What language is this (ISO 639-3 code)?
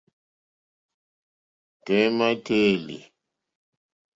bri